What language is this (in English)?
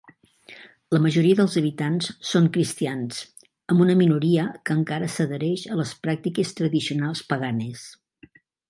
Catalan